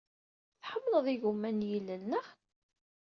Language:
Kabyle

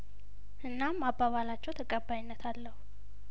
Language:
Amharic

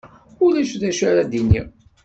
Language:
Kabyle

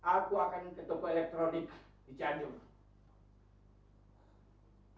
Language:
Indonesian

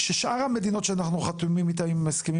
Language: Hebrew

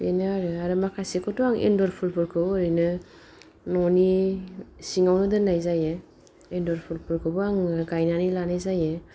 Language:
Bodo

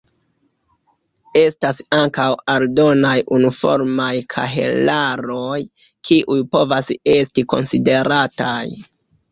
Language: Esperanto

